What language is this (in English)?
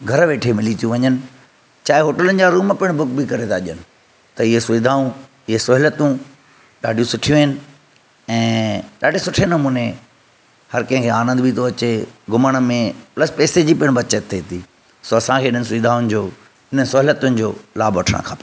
Sindhi